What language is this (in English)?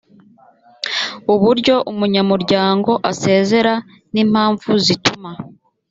Kinyarwanda